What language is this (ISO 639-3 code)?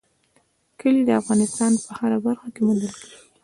pus